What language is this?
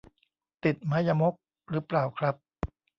Thai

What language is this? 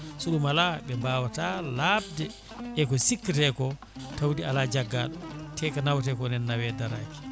Fula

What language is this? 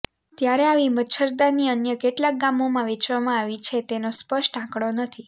Gujarati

